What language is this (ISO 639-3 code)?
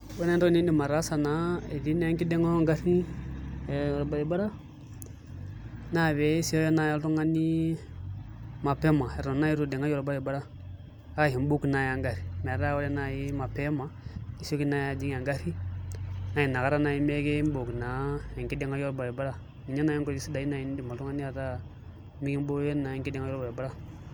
mas